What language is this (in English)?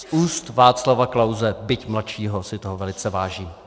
Czech